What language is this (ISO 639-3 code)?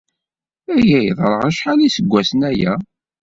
kab